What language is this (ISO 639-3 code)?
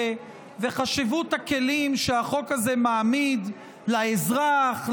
heb